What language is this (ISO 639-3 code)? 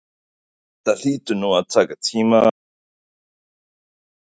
isl